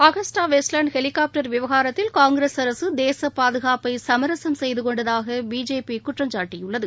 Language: Tamil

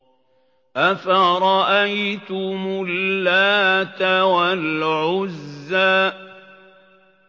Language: Arabic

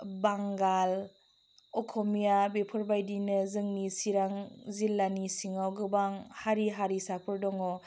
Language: Bodo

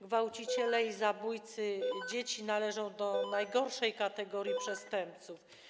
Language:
Polish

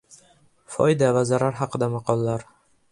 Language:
Uzbek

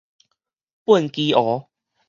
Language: Min Nan Chinese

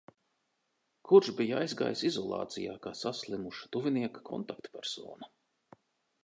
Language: Latvian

